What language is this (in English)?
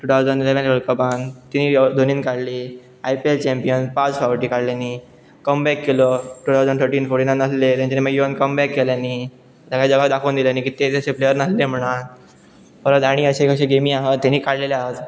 Konkani